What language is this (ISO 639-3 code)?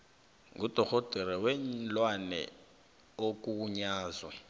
nbl